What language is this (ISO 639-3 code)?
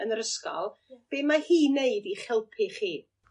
cym